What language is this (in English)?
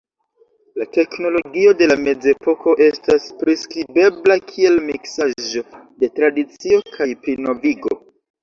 Esperanto